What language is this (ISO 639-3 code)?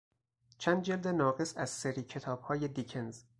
fas